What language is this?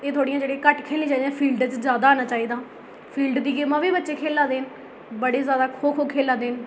Dogri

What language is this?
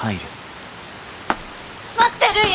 Japanese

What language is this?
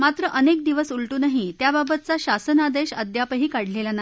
Marathi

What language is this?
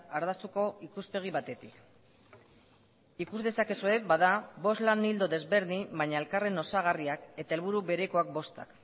Basque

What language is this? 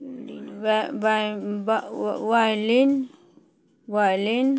Maithili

